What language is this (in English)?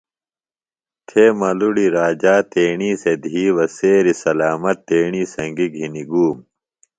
Phalura